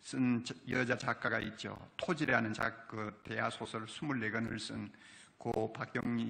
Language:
Korean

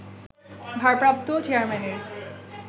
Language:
Bangla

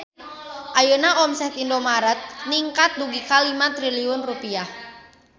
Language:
Sundanese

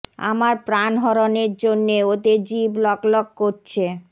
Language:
Bangla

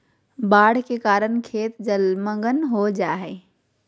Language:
Magahi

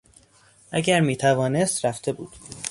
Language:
Persian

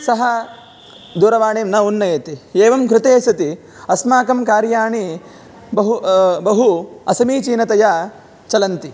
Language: Sanskrit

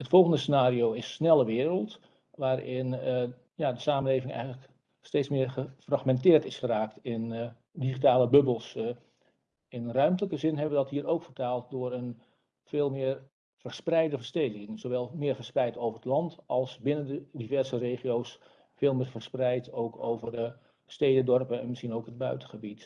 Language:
Dutch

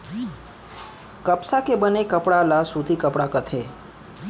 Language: Chhattisgarhi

